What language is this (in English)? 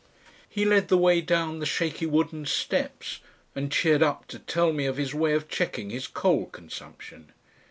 English